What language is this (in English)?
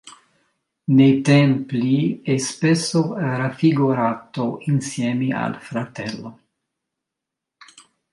Italian